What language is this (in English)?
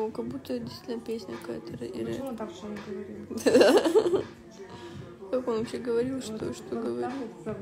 Russian